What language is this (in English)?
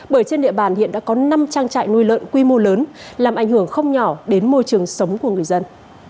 Vietnamese